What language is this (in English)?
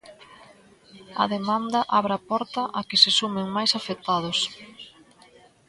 Galician